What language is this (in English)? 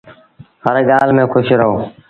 Sindhi Bhil